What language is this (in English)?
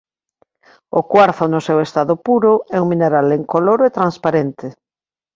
Galician